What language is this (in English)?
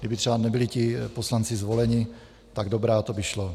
Czech